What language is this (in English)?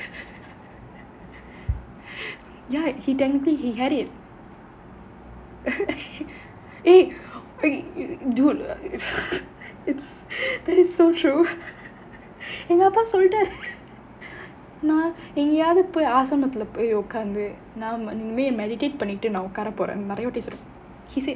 English